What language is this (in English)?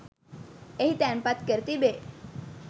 Sinhala